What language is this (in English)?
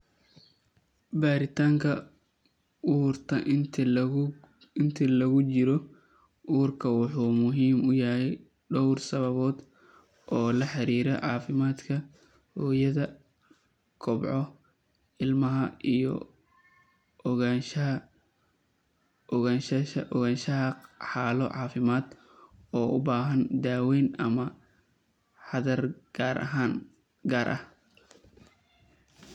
Somali